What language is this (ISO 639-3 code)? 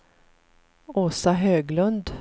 swe